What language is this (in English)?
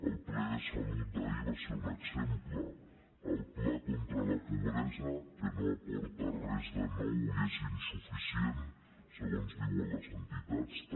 Catalan